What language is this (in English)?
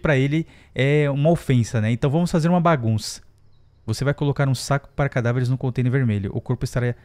Portuguese